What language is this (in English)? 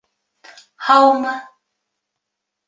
Bashkir